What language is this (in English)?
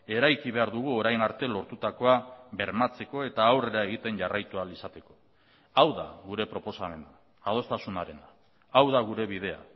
Basque